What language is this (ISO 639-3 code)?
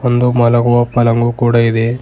kan